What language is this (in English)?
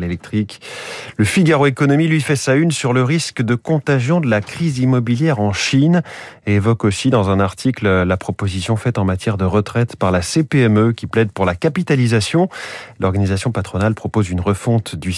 French